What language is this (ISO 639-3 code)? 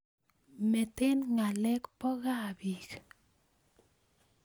kln